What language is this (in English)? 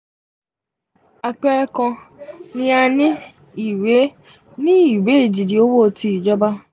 Yoruba